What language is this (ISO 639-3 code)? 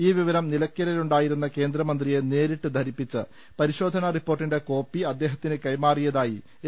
mal